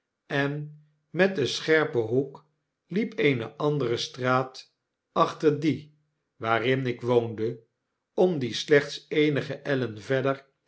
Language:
Dutch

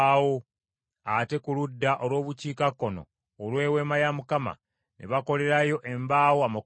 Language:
Ganda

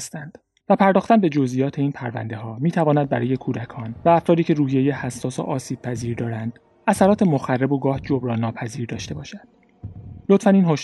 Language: Persian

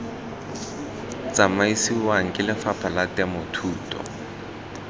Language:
Tswana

